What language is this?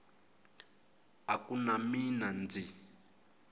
Tsonga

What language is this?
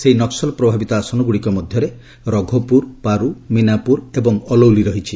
Odia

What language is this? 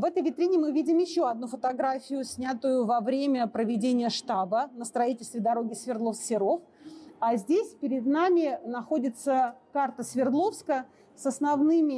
Russian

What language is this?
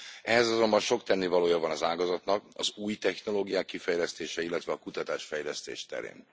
Hungarian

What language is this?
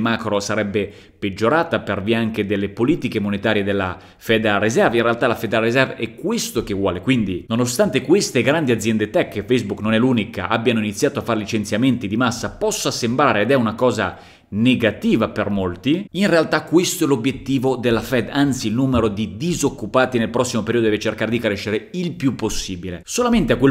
Italian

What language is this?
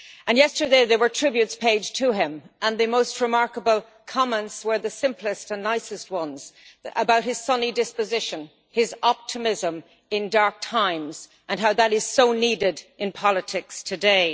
English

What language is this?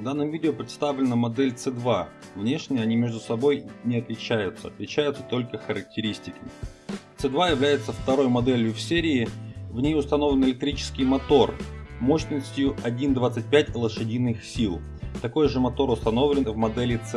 Russian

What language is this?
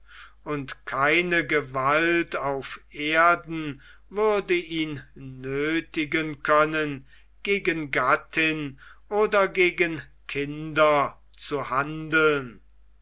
German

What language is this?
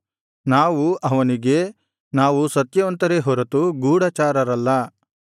Kannada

